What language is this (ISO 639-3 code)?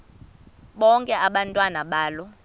xho